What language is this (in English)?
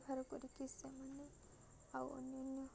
Odia